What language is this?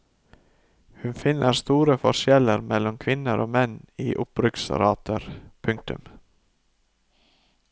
Norwegian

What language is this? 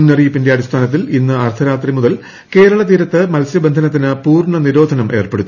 Malayalam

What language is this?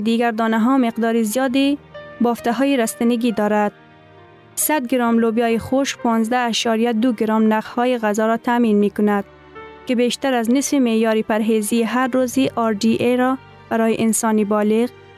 Persian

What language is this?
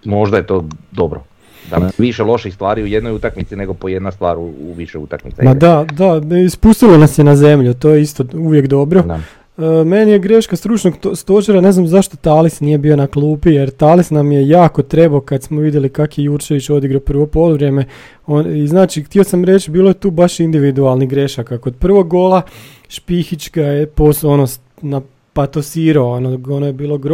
Croatian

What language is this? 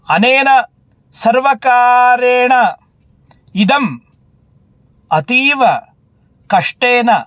Sanskrit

